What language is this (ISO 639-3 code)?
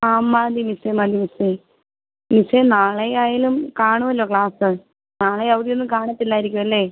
mal